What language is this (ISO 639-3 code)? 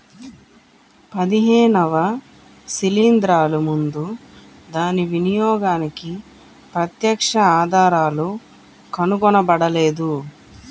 tel